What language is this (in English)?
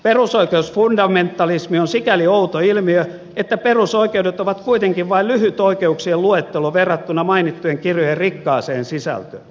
Finnish